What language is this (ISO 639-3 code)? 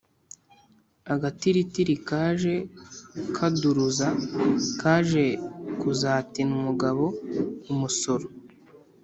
kin